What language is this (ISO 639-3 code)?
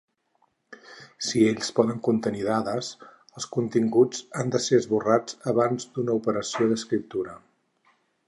cat